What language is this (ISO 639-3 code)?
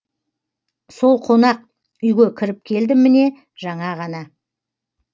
kaz